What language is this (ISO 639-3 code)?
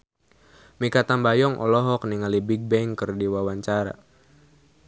sun